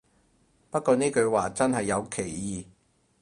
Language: Cantonese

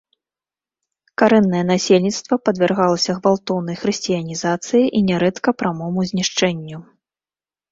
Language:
Belarusian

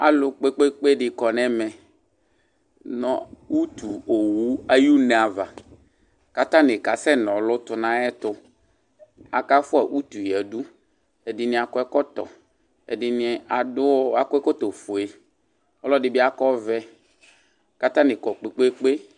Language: Ikposo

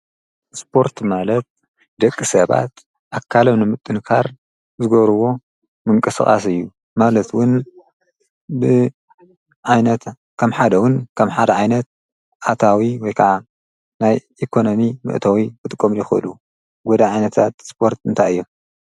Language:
Tigrinya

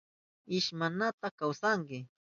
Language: Southern Pastaza Quechua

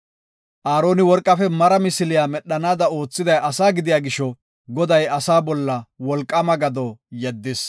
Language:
Gofa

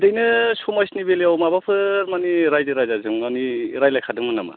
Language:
Bodo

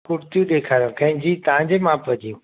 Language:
Sindhi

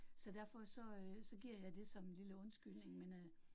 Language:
Danish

